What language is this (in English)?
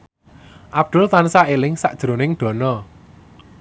Javanese